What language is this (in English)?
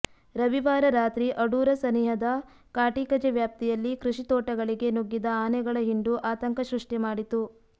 Kannada